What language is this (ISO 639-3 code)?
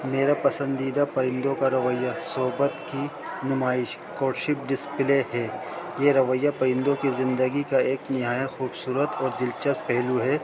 urd